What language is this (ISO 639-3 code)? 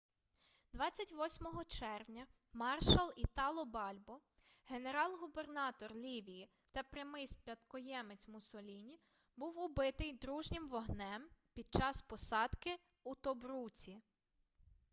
ukr